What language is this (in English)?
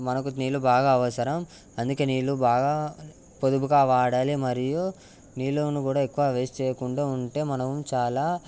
Telugu